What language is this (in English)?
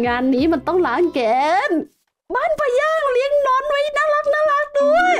Thai